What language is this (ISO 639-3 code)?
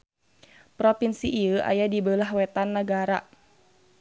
sun